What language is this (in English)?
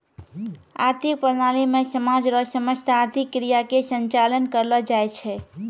Maithili